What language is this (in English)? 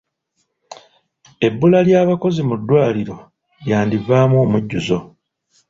Ganda